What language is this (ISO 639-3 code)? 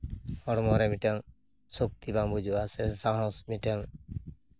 sat